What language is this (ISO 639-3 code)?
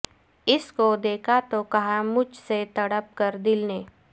urd